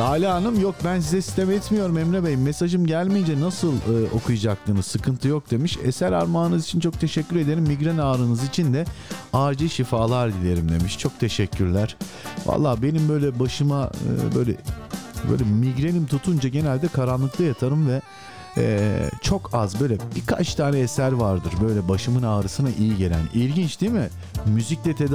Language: Turkish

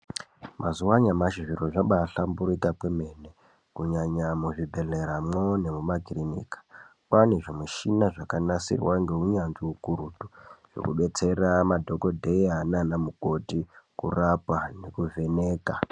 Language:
Ndau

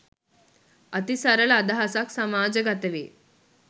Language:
Sinhala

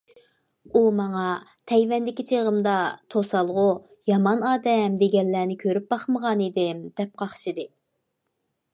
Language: Uyghur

